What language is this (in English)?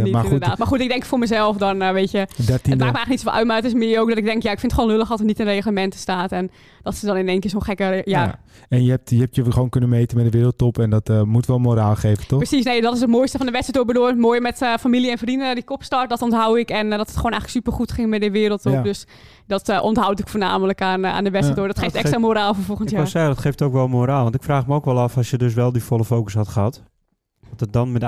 Dutch